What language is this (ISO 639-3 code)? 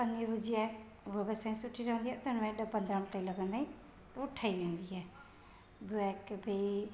snd